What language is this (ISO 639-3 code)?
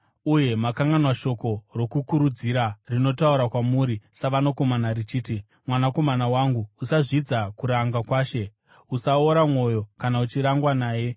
sna